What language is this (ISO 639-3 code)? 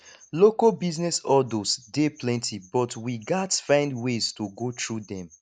pcm